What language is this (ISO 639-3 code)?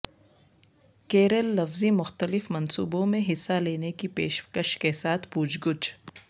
urd